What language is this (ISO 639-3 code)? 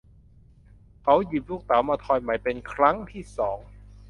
tha